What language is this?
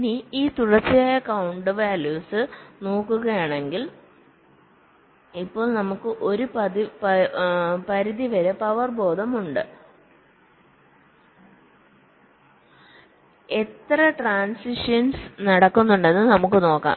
Malayalam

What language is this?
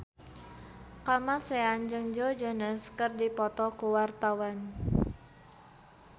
Sundanese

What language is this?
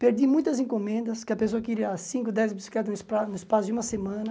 Portuguese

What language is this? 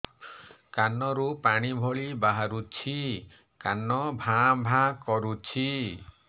Odia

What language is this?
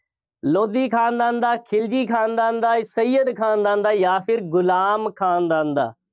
Punjabi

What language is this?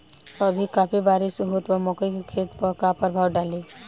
Bhojpuri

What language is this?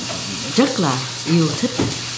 Vietnamese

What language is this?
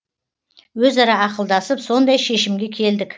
Kazakh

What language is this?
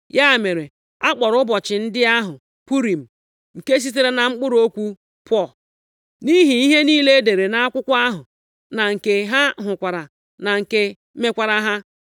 Igbo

